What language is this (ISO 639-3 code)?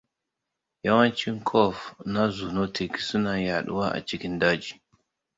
hau